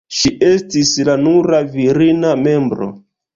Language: Esperanto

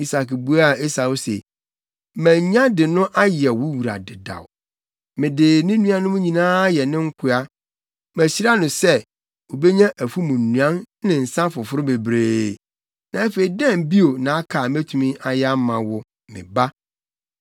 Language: Akan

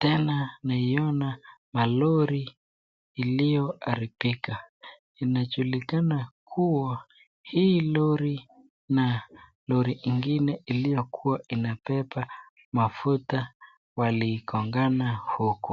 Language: Swahili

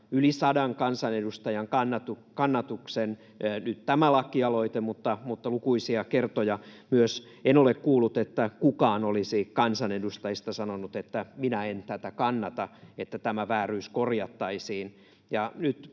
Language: Finnish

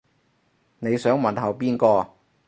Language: Cantonese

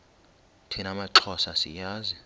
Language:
Xhosa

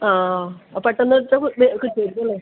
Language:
Malayalam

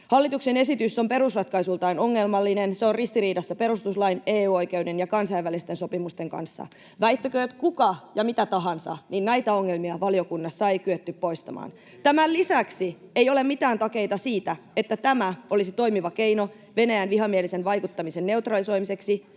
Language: Finnish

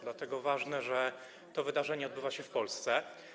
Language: Polish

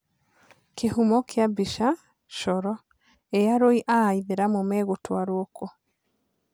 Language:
Kikuyu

